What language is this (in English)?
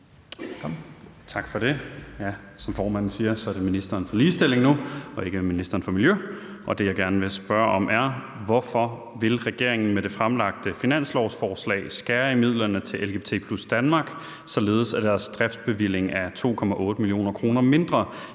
Danish